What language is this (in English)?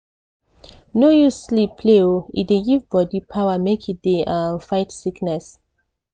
Nigerian Pidgin